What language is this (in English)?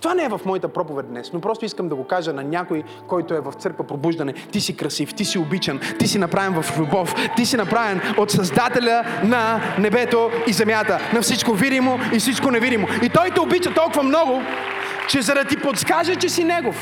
Bulgarian